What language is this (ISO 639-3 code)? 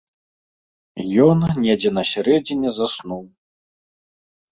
bel